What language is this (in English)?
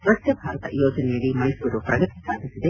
Kannada